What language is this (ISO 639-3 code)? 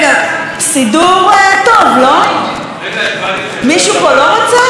heb